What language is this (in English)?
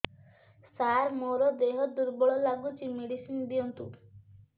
Odia